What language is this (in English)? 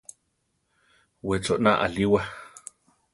Central Tarahumara